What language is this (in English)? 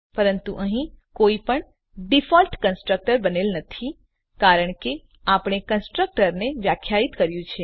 Gujarati